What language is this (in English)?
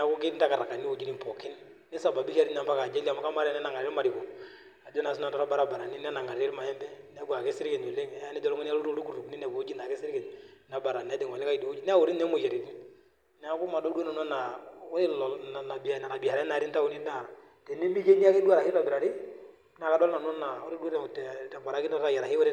Masai